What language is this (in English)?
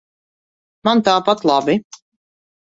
Latvian